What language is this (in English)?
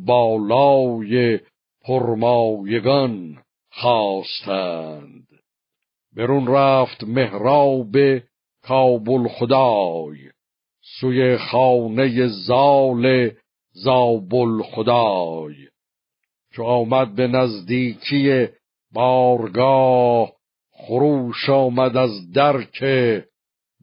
Persian